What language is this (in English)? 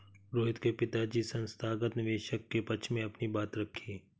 Hindi